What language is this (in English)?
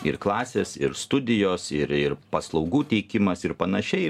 Lithuanian